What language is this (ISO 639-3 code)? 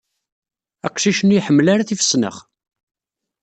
kab